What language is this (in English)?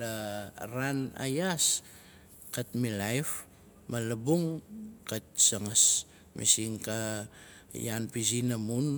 Nalik